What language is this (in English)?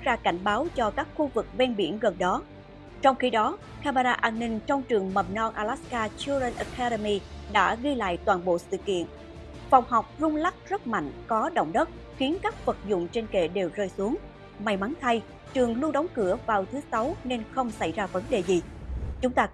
Vietnamese